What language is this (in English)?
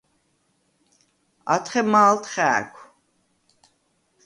Svan